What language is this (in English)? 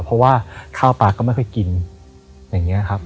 Thai